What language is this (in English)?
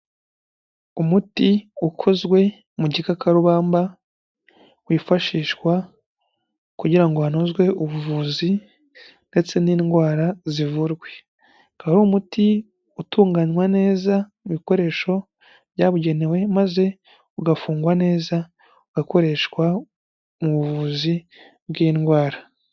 Kinyarwanda